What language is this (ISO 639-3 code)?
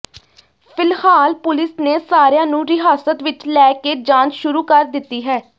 pan